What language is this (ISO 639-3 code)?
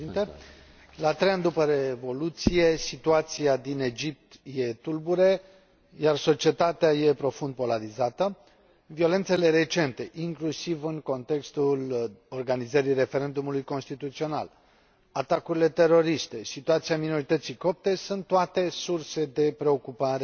ron